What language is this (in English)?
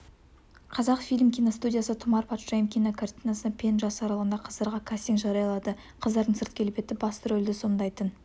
Kazakh